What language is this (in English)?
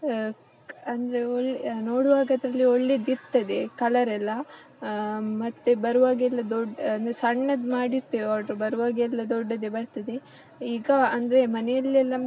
Kannada